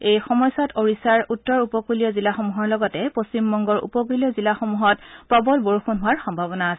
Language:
Assamese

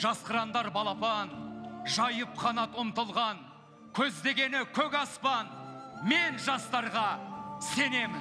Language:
Turkish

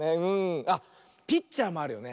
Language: Japanese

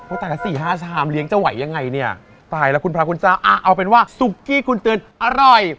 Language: Thai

